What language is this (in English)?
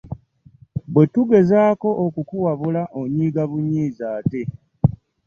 Ganda